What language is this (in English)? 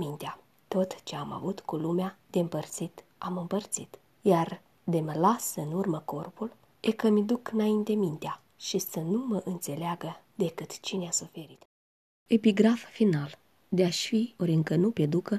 Romanian